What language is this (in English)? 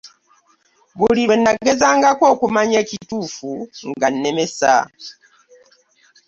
Ganda